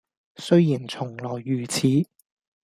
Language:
Cantonese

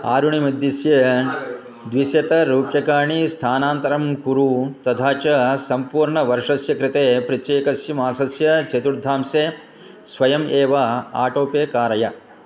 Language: Sanskrit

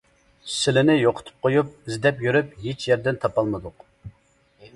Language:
Uyghur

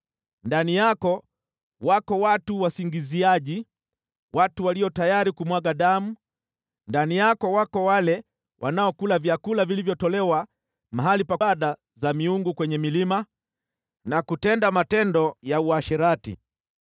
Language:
Swahili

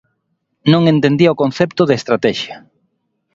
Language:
Galician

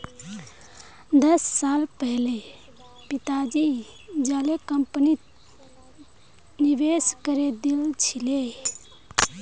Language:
Magahi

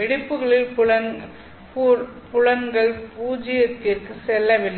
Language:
Tamil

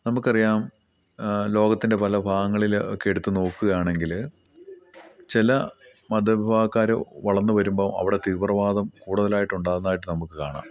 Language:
Malayalam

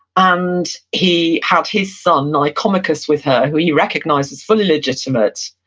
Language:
English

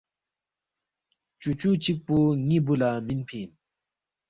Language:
Balti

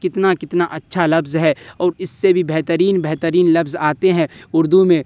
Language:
Urdu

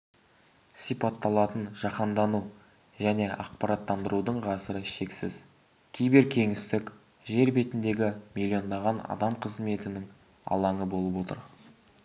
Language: Kazakh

